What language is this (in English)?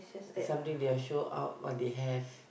English